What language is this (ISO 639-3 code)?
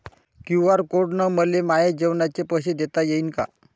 mar